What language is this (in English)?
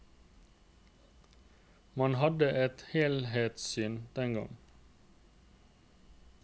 Norwegian